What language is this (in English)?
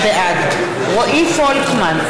Hebrew